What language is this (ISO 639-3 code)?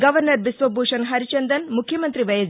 tel